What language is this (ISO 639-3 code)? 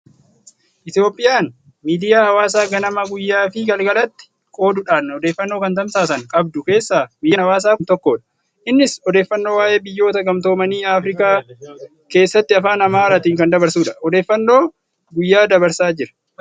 orm